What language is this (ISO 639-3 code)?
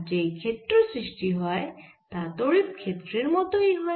ben